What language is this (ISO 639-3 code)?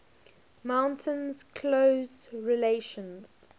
eng